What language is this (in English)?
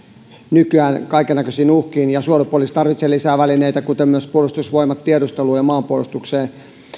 Finnish